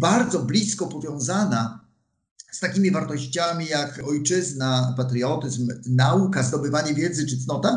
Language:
Polish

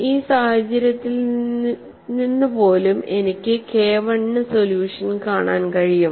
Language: Malayalam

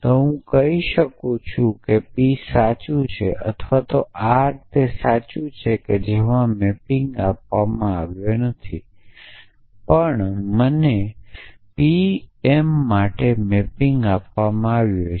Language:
Gujarati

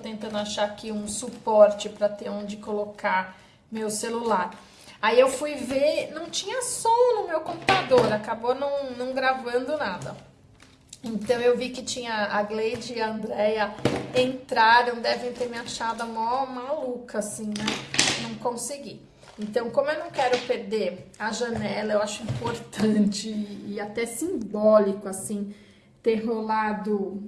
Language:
Portuguese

